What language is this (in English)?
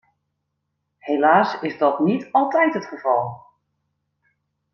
Dutch